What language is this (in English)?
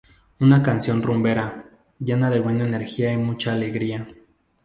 Spanish